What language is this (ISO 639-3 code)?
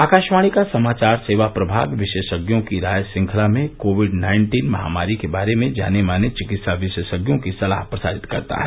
hin